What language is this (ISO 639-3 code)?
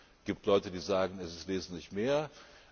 deu